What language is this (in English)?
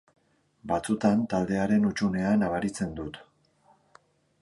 Basque